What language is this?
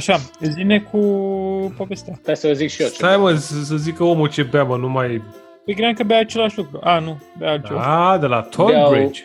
Romanian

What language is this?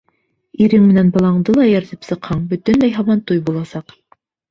Bashkir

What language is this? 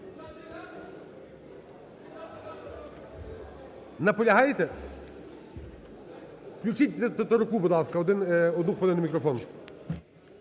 Ukrainian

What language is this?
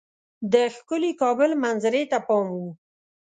Pashto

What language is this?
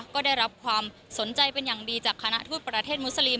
Thai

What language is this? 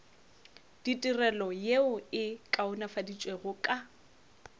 Northern Sotho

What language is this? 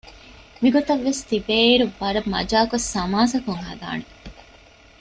Divehi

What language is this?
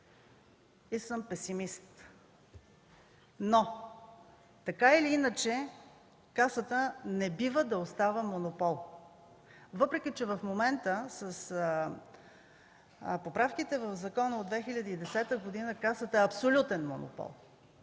Bulgarian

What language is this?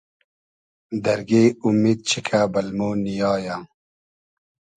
Hazaragi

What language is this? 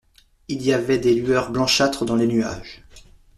French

